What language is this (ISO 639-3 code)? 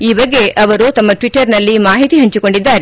kan